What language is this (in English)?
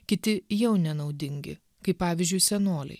Lithuanian